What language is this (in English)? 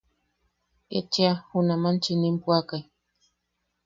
Yaqui